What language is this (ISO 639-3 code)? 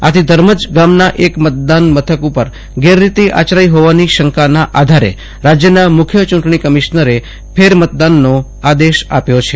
guj